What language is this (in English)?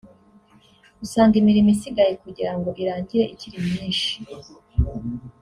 Kinyarwanda